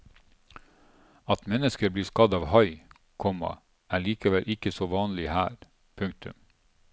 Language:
Norwegian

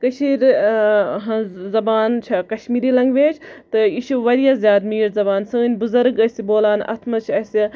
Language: Kashmiri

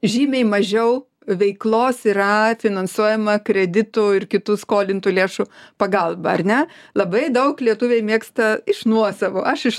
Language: Lithuanian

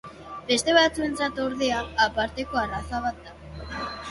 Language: Basque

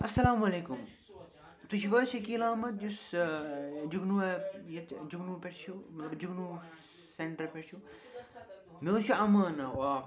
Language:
Kashmiri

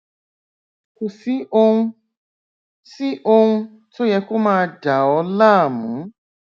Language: Yoruba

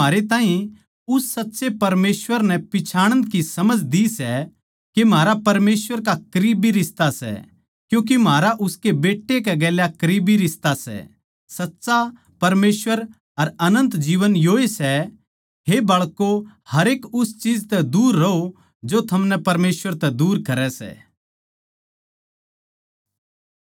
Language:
Haryanvi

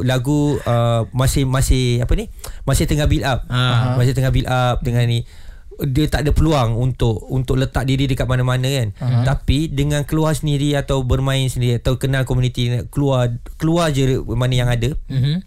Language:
Malay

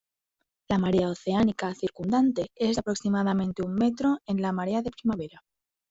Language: Spanish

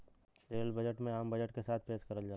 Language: Bhojpuri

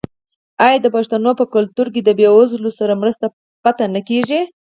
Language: Pashto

